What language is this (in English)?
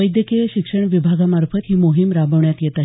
Marathi